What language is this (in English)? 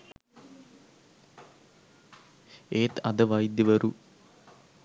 Sinhala